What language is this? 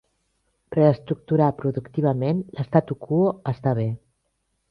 Catalan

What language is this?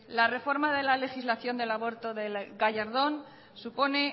Spanish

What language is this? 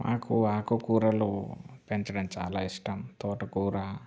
Telugu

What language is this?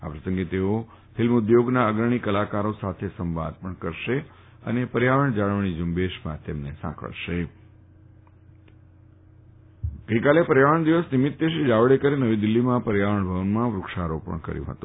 Gujarati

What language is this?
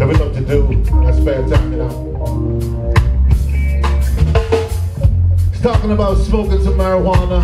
English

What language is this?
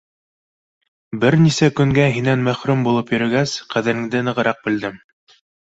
Bashkir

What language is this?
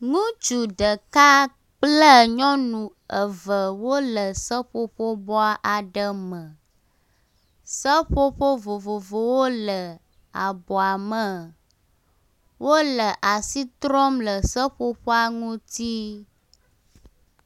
Ewe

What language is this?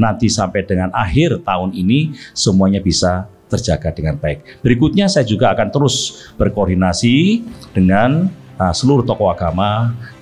Indonesian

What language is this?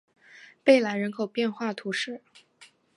Chinese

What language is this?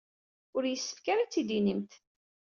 Kabyle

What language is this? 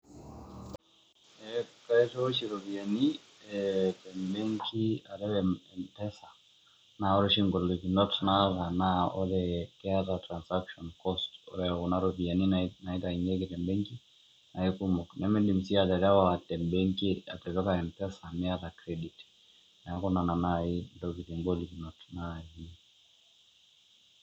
Masai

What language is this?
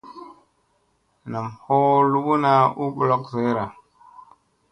Musey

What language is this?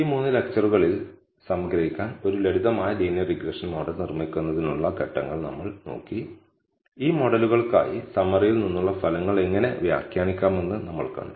Malayalam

